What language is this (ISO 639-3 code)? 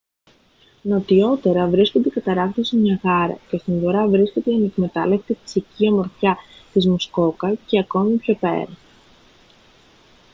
ell